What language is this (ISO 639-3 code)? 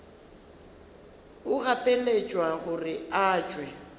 nso